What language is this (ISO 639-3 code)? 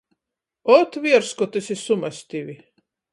ltg